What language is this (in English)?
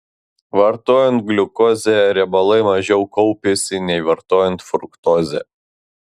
Lithuanian